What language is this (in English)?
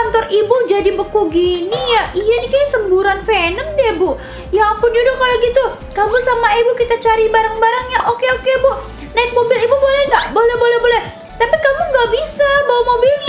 Indonesian